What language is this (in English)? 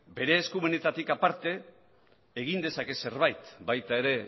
Basque